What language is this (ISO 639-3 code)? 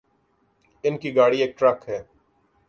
urd